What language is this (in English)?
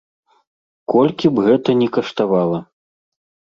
Belarusian